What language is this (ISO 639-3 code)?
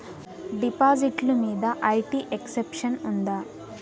tel